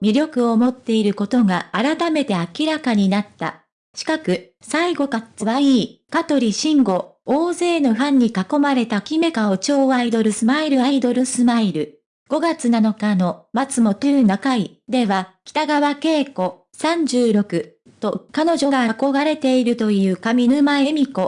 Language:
Japanese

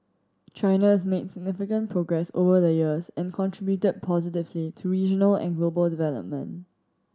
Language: English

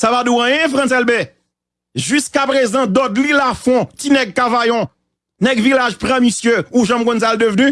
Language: French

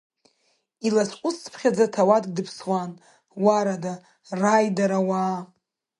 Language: Abkhazian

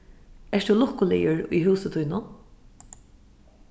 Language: Faroese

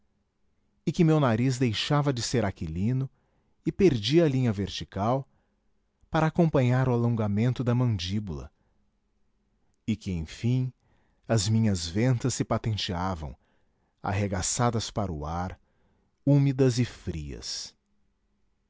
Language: Portuguese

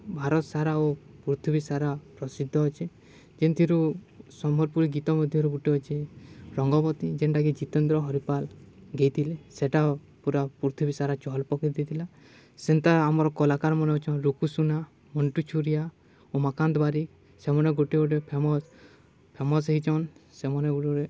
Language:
Odia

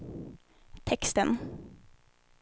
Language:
Swedish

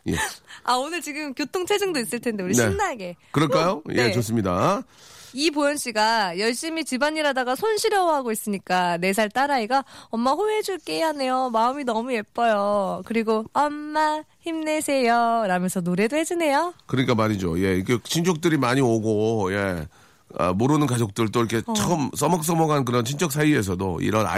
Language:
Korean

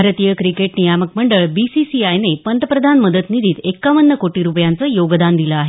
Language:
Marathi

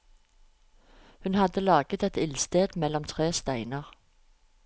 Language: Norwegian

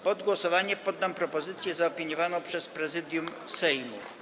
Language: Polish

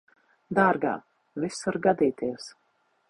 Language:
Latvian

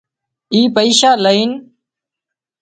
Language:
Wadiyara Koli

